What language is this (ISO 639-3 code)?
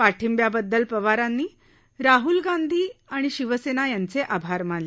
mar